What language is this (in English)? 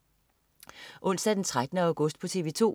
Danish